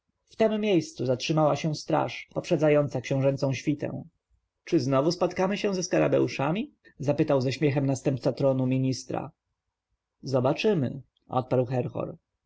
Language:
Polish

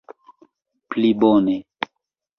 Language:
Esperanto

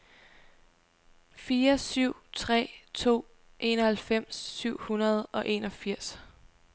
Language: Danish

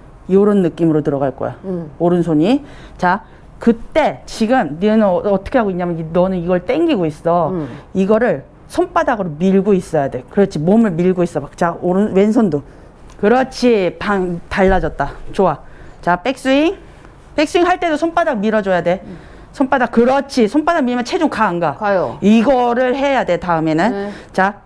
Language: Korean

